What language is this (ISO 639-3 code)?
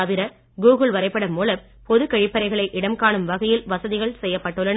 tam